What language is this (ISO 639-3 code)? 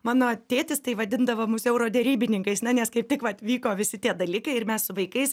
lit